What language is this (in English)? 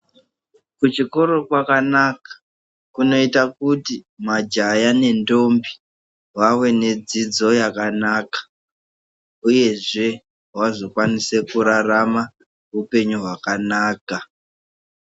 Ndau